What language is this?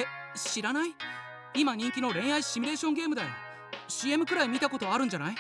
Japanese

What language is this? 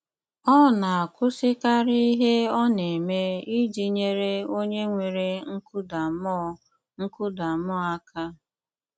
Igbo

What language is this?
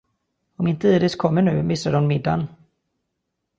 Swedish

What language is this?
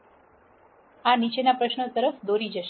Gujarati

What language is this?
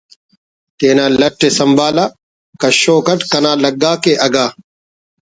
Brahui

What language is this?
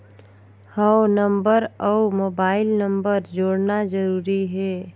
Chhattisgarhi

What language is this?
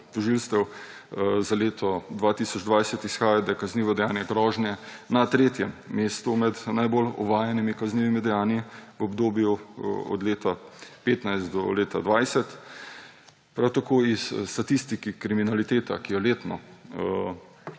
Slovenian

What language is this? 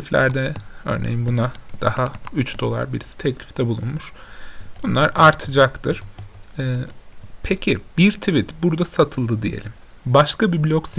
Turkish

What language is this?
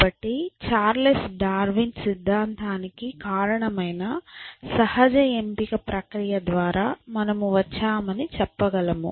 Telugu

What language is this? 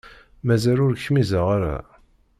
Kabyle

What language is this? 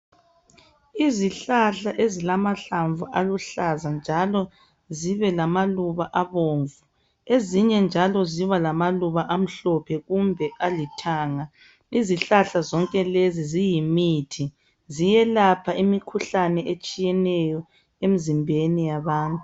North Ndebele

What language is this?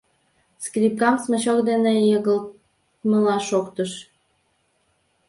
Mari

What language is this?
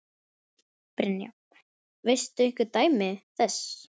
Icelandic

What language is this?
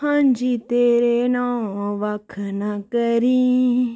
Dogri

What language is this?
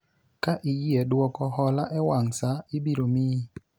Luo (Kenya and Tanzania)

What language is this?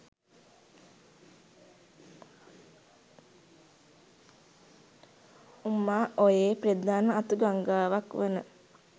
Sinhala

